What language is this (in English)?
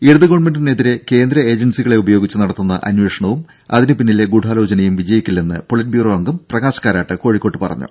Malayalam